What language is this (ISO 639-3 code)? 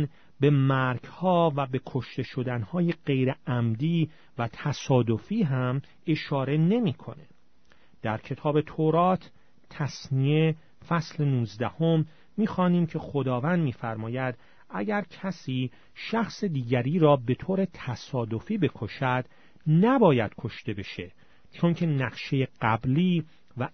fas